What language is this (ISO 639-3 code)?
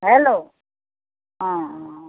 asm